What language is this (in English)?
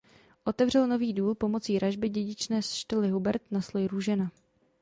Czech